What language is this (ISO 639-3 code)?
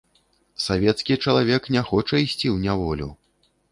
bel